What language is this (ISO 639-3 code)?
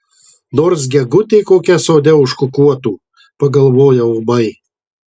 lit